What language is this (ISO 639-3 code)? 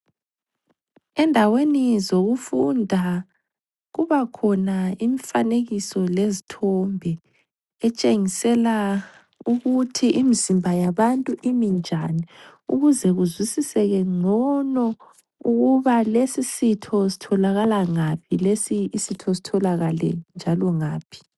nde